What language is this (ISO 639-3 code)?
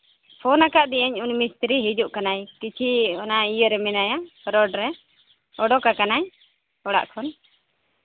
sat